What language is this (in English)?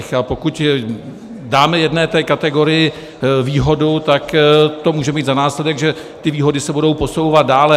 Czech